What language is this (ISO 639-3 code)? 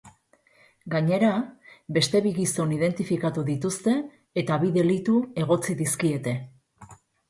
eus